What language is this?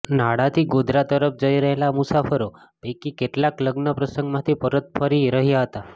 Gujarati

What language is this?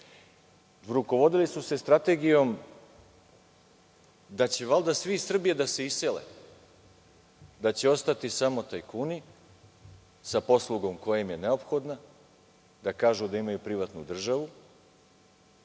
Serbian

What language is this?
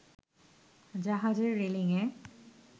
Bangla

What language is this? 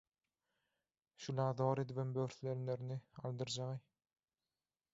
Turkmen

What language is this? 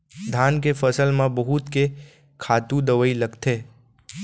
Chhattisgarhi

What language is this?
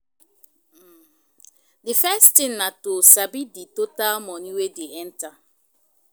Nigerian Pidgin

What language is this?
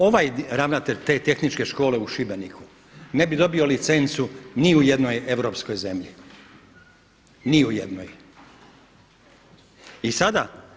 Croatian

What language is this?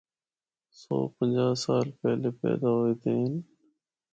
Northern Hindko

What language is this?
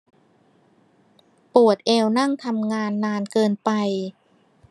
Thai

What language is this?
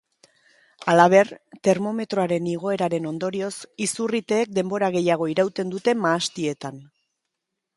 Basque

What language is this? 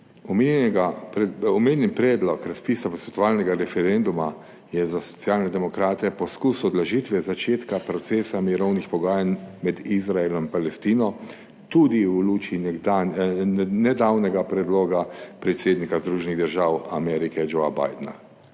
Slovenian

